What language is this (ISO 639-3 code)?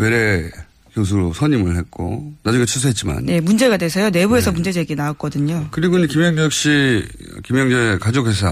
kor